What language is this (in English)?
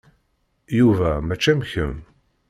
Kabyle